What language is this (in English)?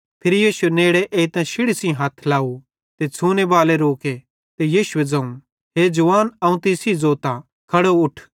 Bhadrawahi